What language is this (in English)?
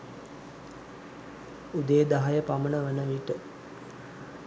Sinhala